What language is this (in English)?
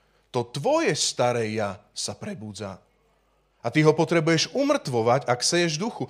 Slovak